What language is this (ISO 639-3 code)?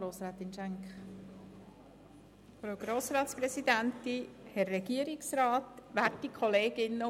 gsw